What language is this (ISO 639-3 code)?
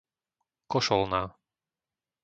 slk